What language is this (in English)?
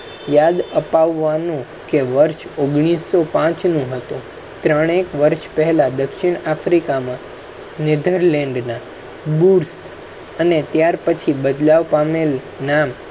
Gujarati